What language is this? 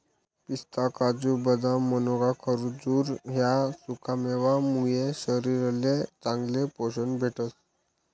Marathi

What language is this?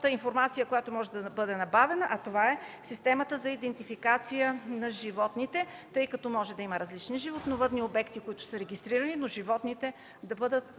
Bulgarian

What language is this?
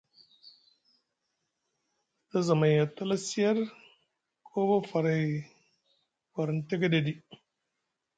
Musgu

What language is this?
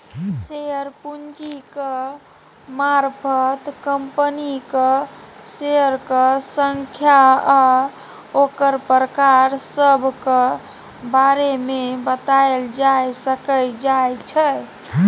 Maithili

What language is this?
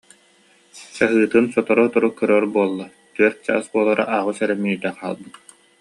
Yakut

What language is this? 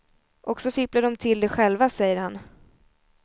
Swedish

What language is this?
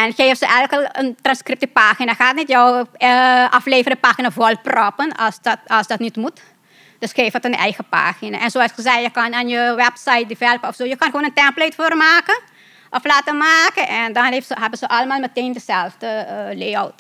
Dutch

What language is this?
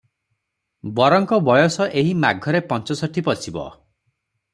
Odia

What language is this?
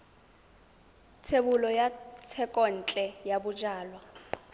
Tswana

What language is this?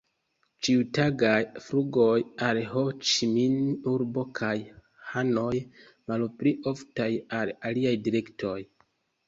Esperanto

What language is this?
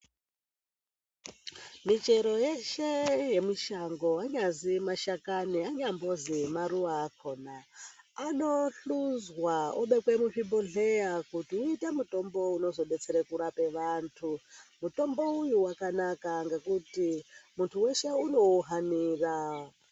Ndau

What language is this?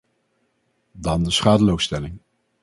Dutch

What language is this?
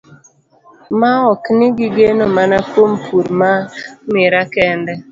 Luo (Kenya and Tanzania)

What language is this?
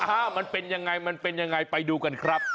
Thai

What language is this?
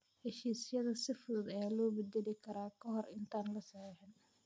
Somali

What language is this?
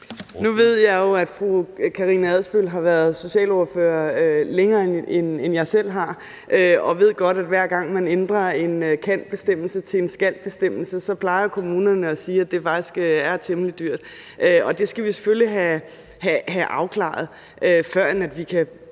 Danish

